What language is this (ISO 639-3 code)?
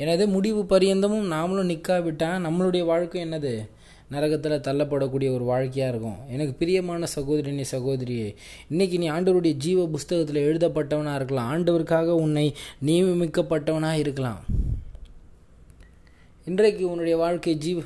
tam